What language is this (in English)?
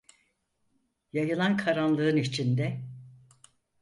Turkish